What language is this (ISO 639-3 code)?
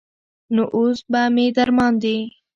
pus